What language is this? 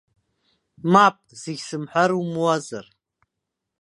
Abkhazian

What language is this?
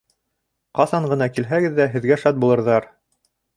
Bashkir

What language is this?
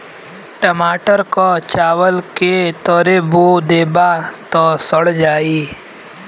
Bhojpuri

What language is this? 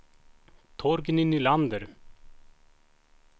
Swedish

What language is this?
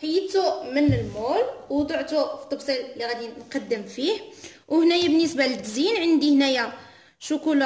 Arabic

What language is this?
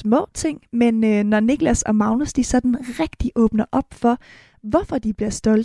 Danish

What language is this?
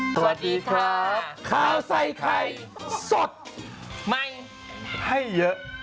Thai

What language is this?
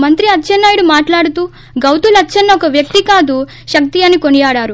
Telugu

